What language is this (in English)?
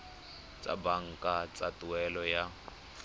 Tswana